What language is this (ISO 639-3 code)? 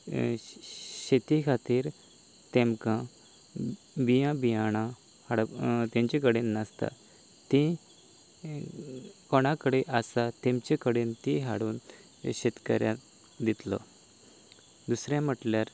kok